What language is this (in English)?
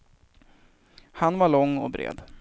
Swedish